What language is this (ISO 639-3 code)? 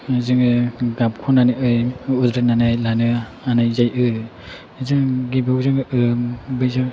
brx